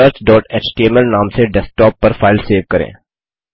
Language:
Hindi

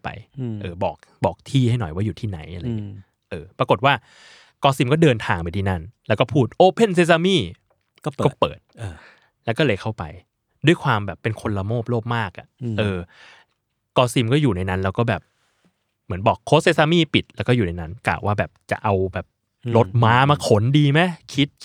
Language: Thai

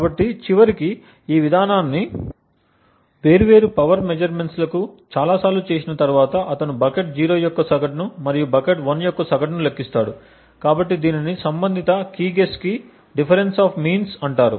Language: Telugu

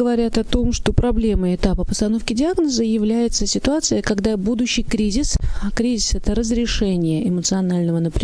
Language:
Russian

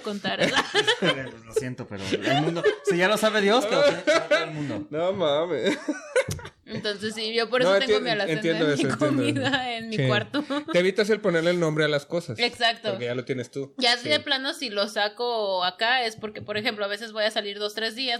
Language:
Spanish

